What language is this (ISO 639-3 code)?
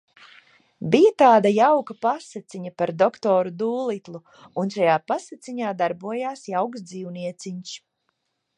lav